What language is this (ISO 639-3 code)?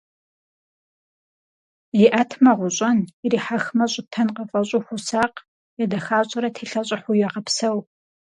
kbd